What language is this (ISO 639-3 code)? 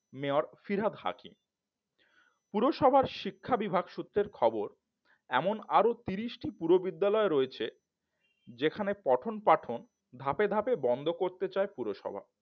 ben